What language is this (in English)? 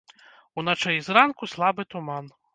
Belarusian